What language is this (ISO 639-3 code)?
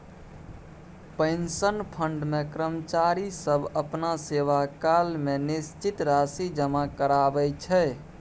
mai